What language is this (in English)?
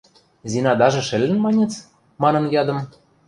Western Mari